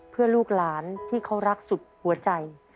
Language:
Thai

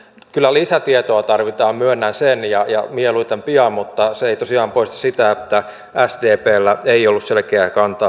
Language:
Finnish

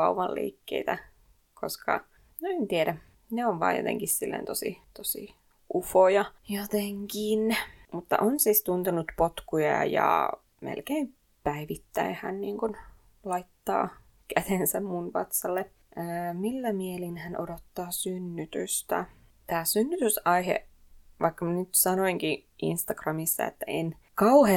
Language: Finnish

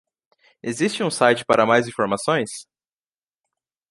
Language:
Portuguese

